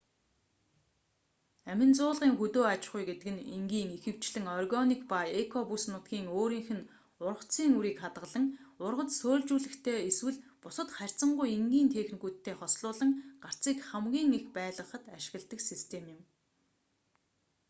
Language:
Mongolian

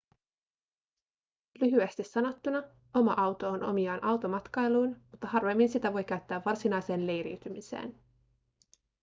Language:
Finnish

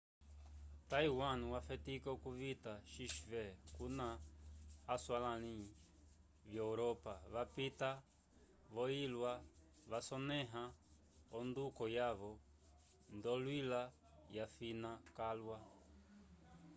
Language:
Umbundu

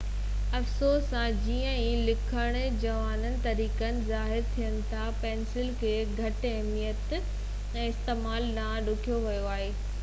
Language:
Sindhi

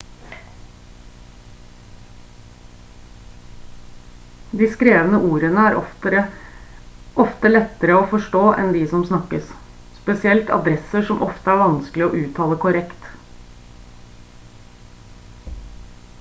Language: Norwegian Bokmål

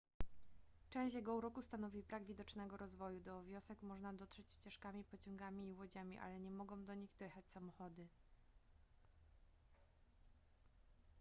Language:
Polish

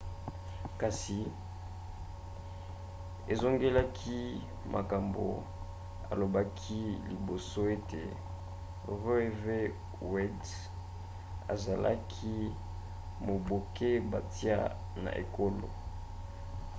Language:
Lingala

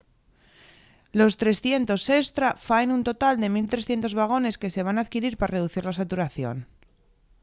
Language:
Asturian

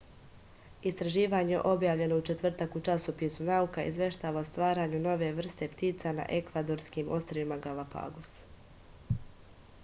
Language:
Serbian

